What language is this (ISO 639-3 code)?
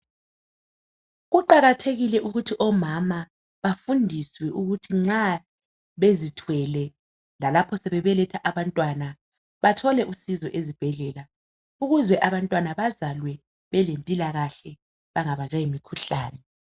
nde